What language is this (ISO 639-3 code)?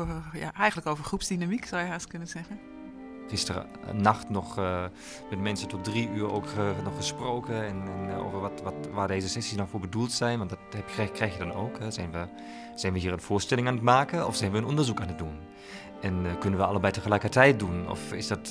nld